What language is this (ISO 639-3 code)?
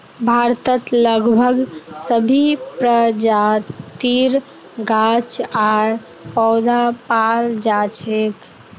mag